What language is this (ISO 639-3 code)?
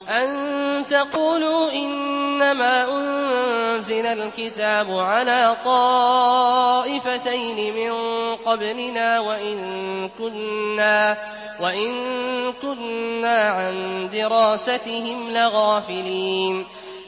ara